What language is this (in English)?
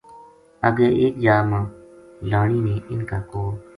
Gujari